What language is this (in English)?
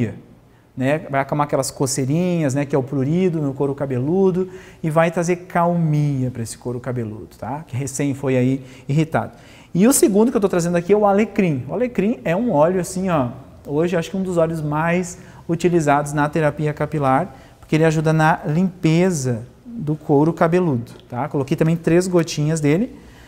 Portuguese